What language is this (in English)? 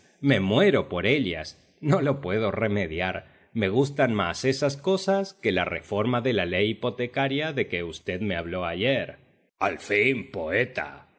Spanish